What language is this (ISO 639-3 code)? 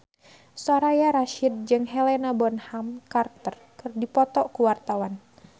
sun